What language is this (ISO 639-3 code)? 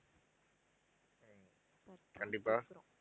tam